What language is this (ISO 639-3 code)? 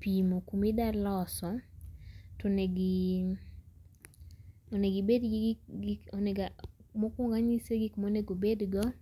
luo